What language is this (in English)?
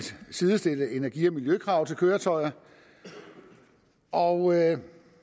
Danish